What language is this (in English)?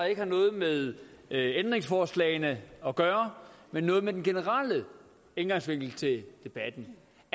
Danish